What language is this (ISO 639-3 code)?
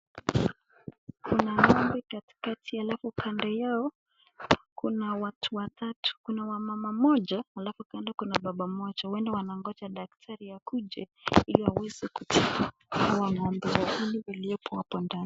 swa